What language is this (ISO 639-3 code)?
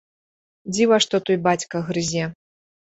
bel